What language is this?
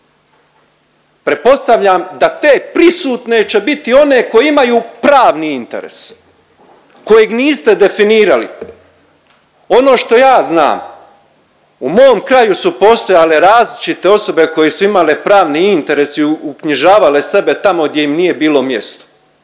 Croatian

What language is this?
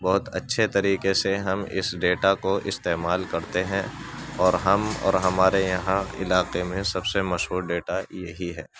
Urdu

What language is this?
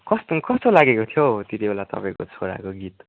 Nepali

